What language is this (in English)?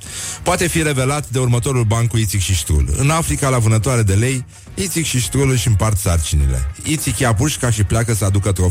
Romanian